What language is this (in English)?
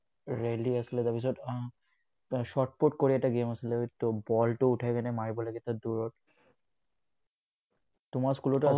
Assamese